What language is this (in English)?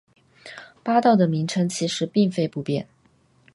Chinese